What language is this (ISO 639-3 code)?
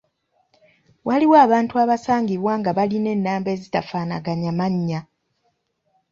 lug